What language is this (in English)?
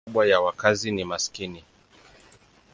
Swahili